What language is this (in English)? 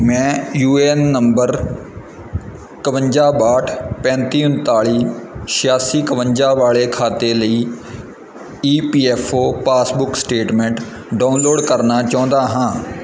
Punjabi